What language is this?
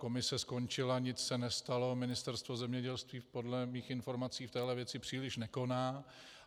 Czech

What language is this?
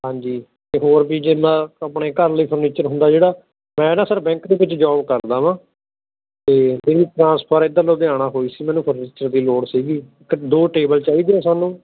Punjabi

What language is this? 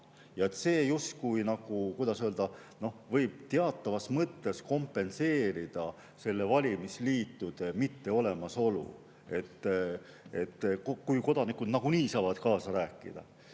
Estonian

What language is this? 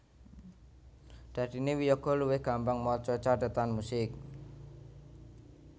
Javanese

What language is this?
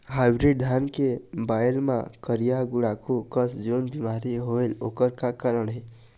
Chhattisgarhi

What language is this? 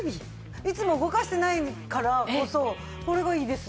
Japanese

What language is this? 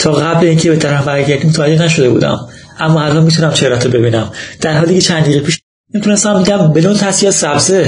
Persian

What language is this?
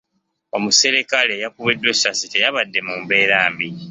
Ganda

